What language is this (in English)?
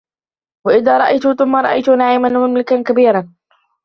Arabic